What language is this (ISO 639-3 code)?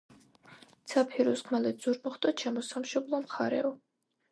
kat